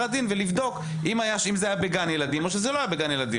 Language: Hebrew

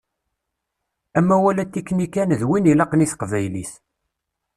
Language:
Kabyle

